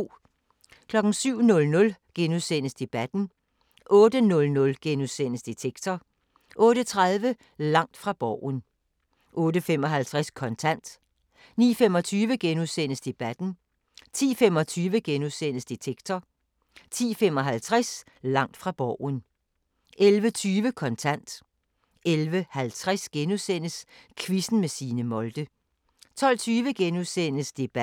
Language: Danish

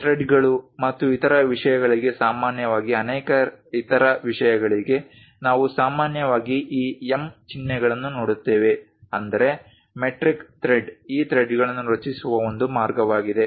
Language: Kannada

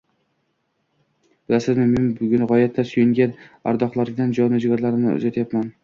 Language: Uzbek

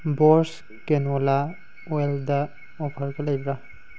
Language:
Manipuri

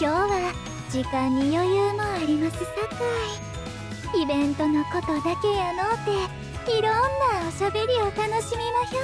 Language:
Japanese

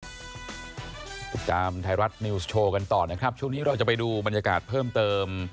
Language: Thai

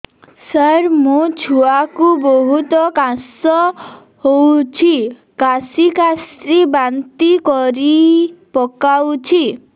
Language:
Odia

